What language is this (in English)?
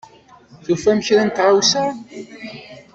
Kabyle